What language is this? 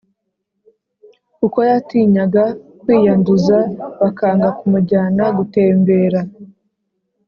Kinyarwanda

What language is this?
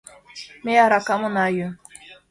Mari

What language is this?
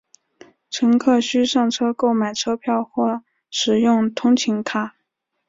Chinese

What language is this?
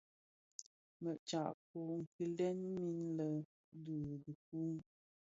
Bafia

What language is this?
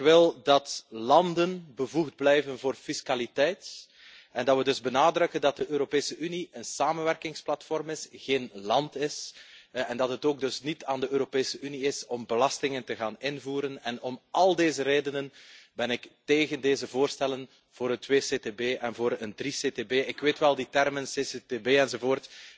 Dutch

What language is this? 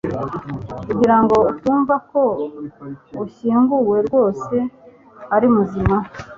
Kinyarwanda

